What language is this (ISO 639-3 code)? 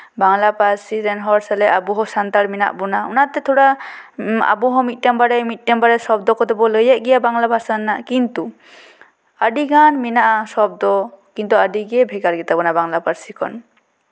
sat